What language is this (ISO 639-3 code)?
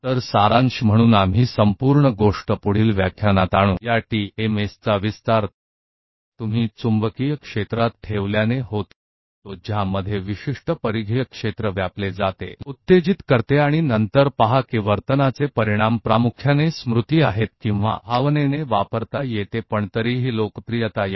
hin